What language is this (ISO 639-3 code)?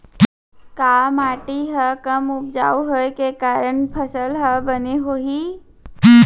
hne